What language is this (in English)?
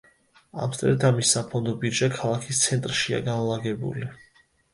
Georgian